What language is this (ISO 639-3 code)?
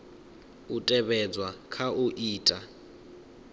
ven